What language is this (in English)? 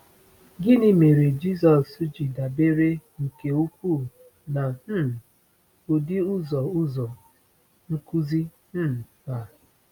Igbo